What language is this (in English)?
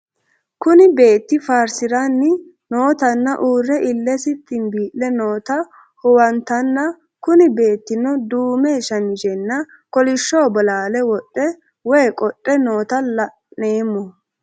Sidamo